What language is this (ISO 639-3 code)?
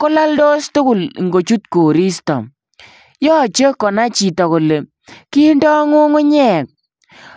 kln